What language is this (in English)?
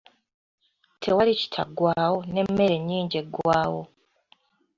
Ganda